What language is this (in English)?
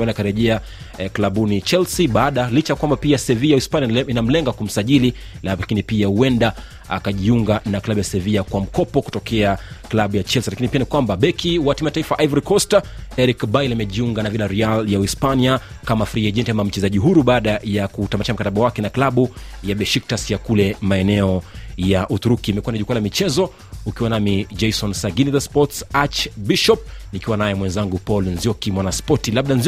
Swahili